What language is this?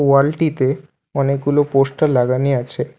Bangla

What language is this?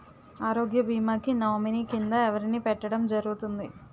Telugu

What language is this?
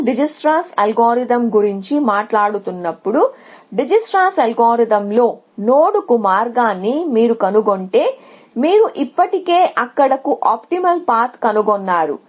Telugu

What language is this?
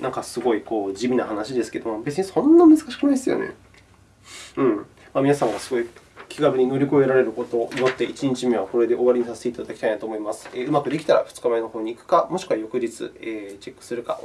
Japanese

